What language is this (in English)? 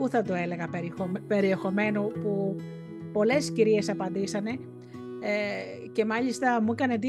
Greek